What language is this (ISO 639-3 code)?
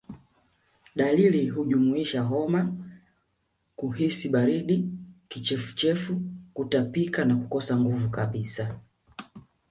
swa